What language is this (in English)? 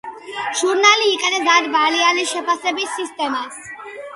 Georgian